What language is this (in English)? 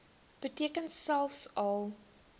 Afrikaans